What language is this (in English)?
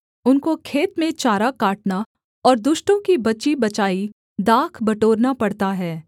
Hindi